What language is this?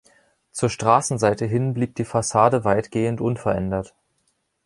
German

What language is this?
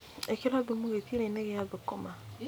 Kikuyu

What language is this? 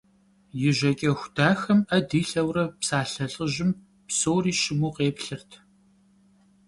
Kabardian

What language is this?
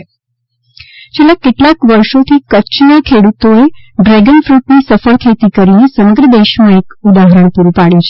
Gujarati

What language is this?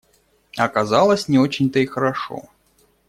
Russian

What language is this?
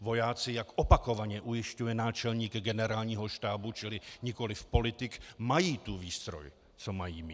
Czech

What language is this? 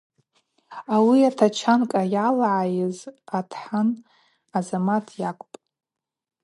Abaza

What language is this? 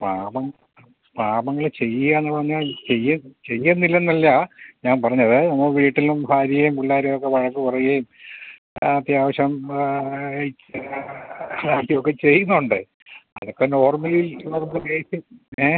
Malayalam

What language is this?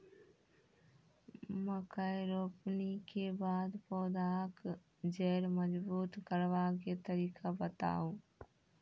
Maithili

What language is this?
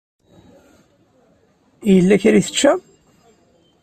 Kabyle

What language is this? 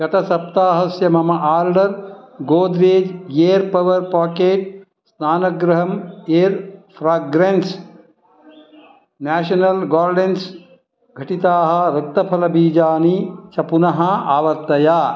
Sanskrit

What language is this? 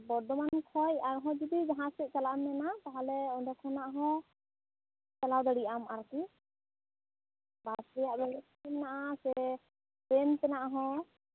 Santali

